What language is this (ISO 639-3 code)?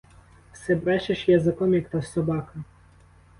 ukr